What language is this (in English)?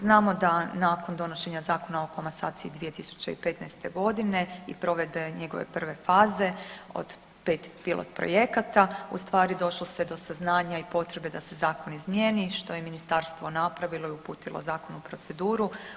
Croatian